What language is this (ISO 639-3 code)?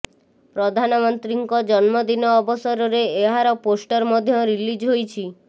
ori